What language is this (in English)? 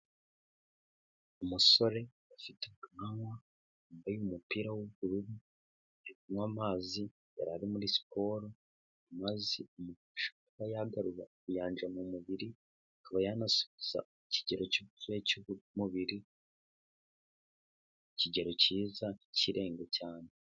Kinyarwanda